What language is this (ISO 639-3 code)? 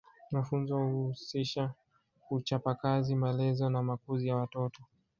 swa